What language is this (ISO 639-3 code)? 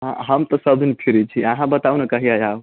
mai